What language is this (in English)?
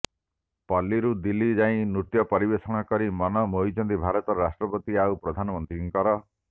Odia